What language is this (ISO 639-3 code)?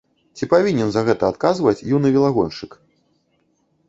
bel